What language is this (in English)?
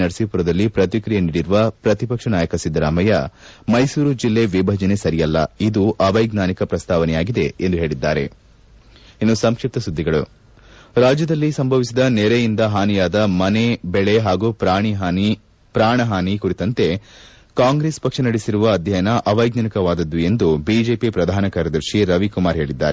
Kannada